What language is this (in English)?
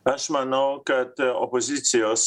Lithuanian